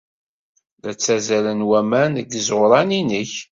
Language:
Kabyle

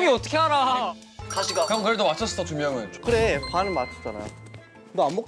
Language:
Korean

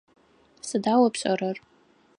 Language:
Adyghe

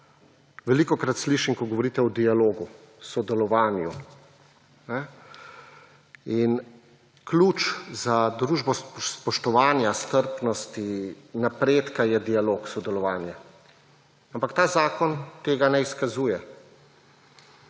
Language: Slovenian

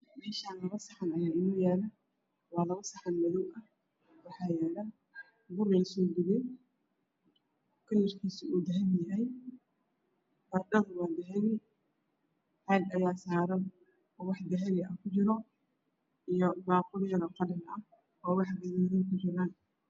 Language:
Somali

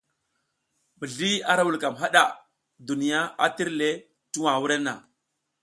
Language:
South Giziga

